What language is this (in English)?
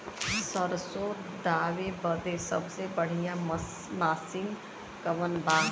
Bhojpuri